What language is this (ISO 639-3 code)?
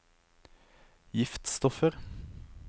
nor